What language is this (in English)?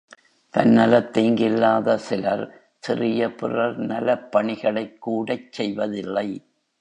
Tamil